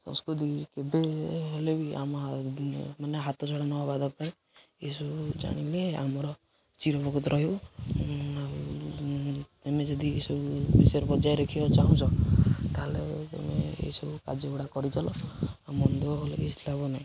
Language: Odia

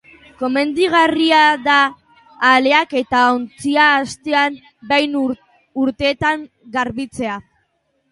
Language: Basque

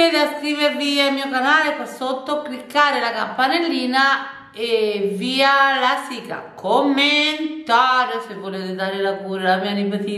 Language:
Italian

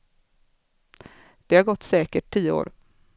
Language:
Swedish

